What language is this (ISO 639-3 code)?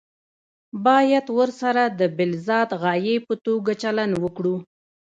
pus